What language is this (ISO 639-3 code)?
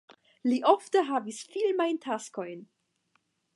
epo